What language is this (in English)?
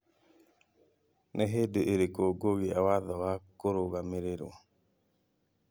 Kikuyu